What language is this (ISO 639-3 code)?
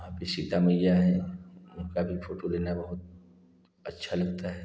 hin